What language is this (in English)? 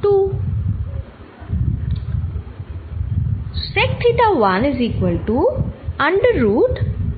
Bangla